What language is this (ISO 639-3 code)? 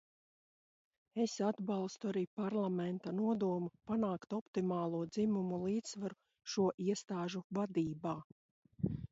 lav